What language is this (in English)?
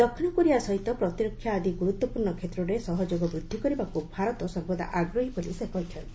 Odia